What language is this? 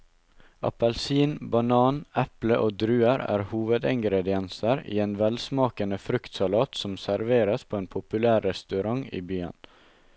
Norwegian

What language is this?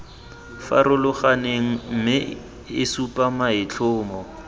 Tswana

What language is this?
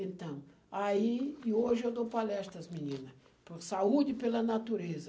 Portuguese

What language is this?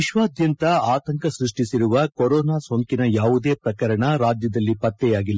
Kannada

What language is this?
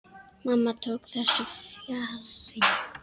Icelandic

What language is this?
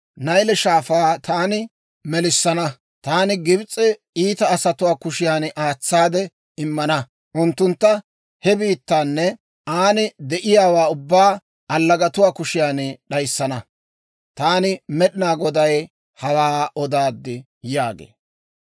Dawro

